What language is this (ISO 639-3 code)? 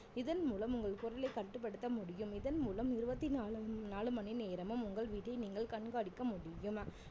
tam